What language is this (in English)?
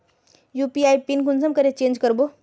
Magahi